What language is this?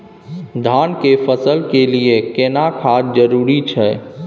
Maithili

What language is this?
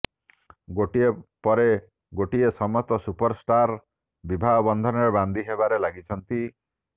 Odia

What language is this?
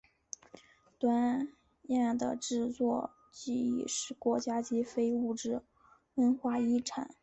Chinese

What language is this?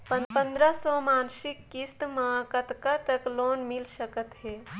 Chhattisgarhi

